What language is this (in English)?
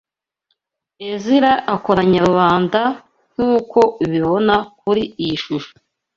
Kinyarwanda